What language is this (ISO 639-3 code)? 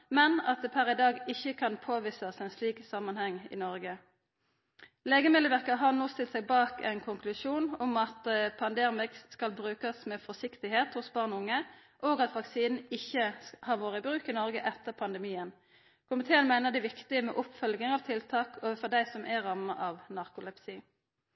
nno